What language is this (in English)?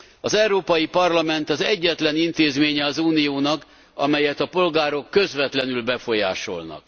Hungarian